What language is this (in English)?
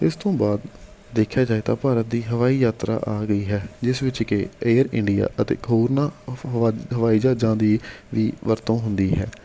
Punjabi